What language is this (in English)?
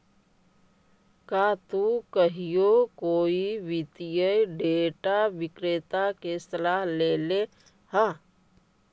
Magahi